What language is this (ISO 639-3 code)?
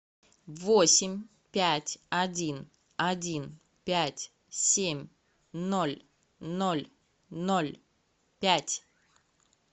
rus